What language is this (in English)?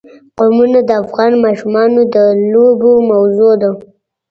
Pashto